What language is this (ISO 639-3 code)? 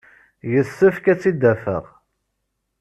kab